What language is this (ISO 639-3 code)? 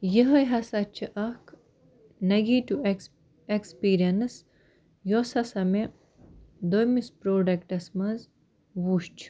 kas